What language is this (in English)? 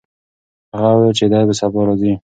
Pashto